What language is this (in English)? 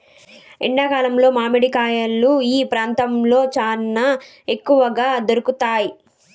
Telugu